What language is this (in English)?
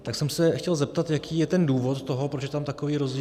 Czech